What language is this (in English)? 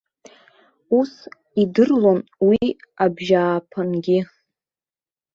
Abkhazian